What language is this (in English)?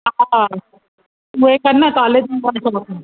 Sindhi